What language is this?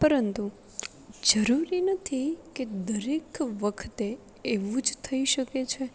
Gujarati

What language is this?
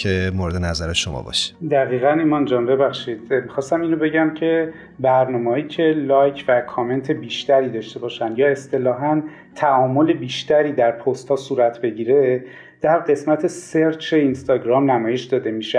Persian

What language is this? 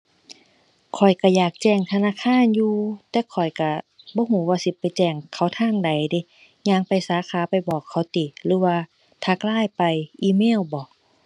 Thai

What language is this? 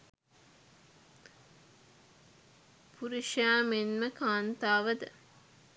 Sinhala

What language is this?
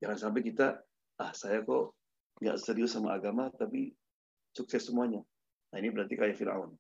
Indonesian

